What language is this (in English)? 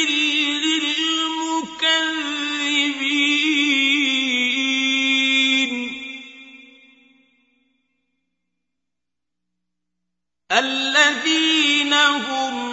Arabic